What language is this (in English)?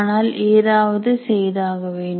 Tamil